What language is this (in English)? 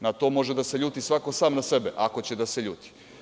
Serbian